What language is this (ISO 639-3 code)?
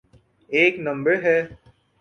urd